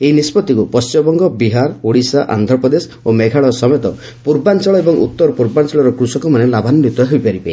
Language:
Odia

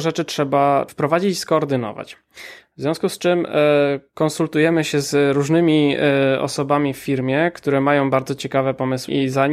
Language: Polish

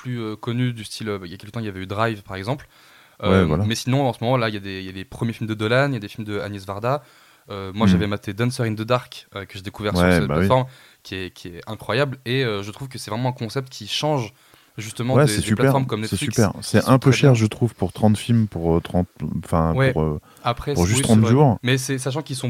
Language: French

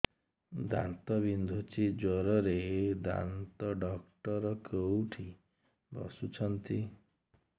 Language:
Odia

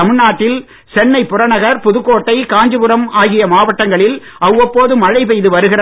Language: Tamil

